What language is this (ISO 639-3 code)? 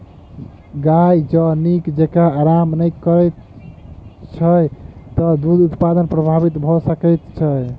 mai